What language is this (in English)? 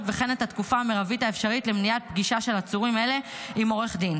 Hebrew